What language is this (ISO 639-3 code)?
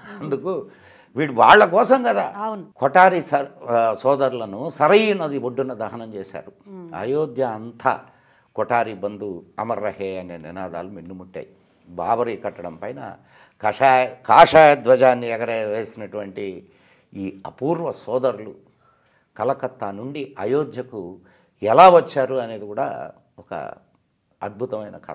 tel